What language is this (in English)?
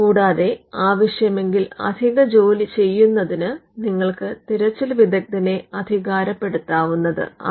Malayalam